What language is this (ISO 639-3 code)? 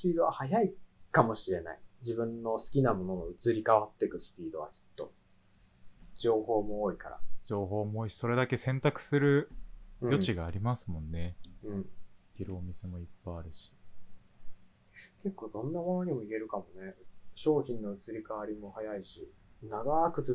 jpn